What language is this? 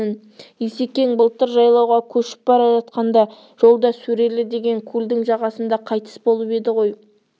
Kazakh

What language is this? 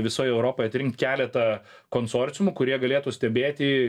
Lithuanian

